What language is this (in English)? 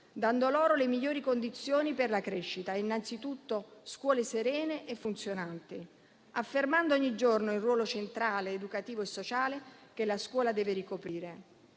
Italian